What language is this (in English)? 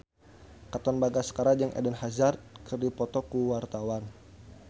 Sundanese